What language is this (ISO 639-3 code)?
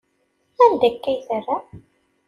kab